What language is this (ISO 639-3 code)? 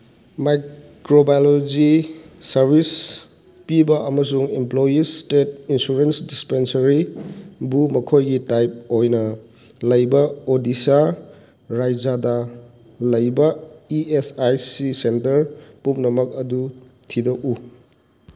mni